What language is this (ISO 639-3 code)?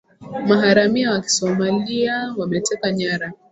swa